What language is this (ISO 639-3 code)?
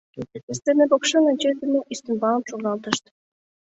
chm